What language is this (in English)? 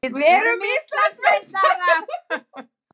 Icelandic